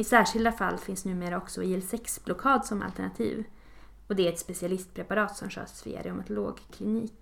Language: Swedish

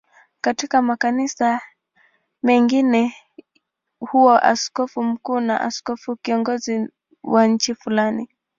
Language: Swahili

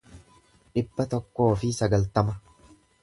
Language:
Oromo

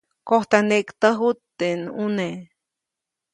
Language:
Copainalá Zoque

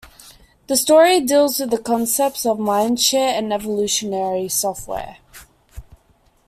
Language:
English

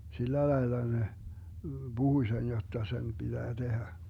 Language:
Finnish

